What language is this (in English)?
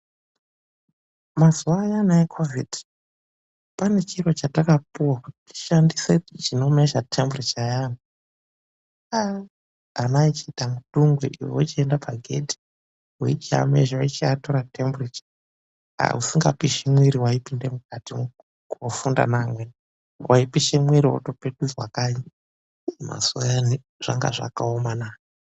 Ndau